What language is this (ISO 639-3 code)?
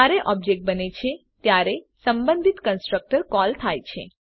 guj